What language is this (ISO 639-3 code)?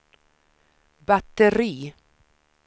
swe